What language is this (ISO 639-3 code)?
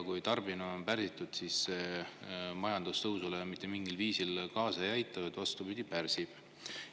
est